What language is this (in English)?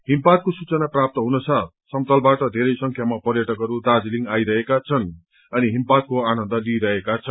Nepali